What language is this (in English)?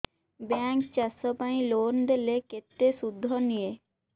Odia